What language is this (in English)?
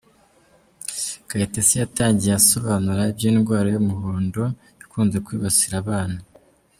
Kinyarwanda